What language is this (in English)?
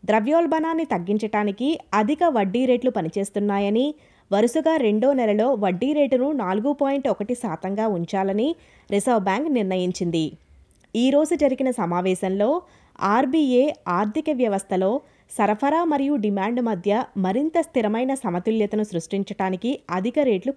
Telugu